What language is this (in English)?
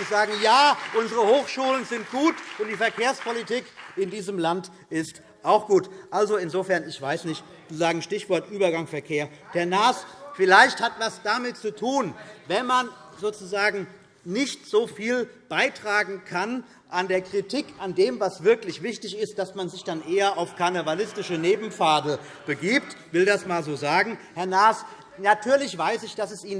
German